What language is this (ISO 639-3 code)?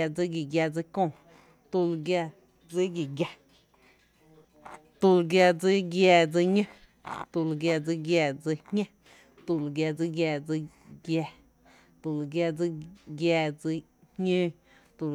cte